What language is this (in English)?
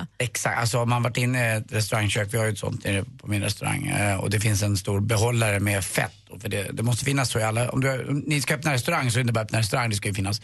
Swedish